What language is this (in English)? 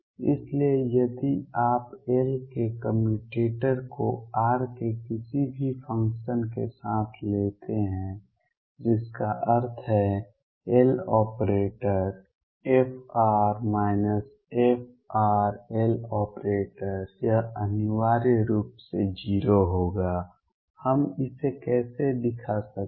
Hindi